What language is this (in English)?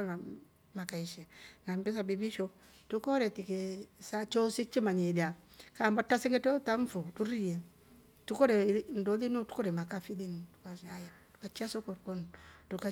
Rombo